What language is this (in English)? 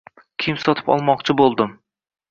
Uzbek